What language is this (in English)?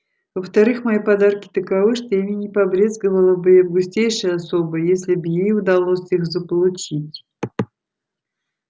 Russian